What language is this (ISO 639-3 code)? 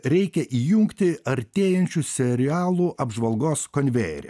lit